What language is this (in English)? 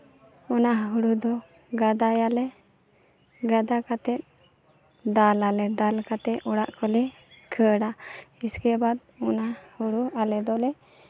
Santali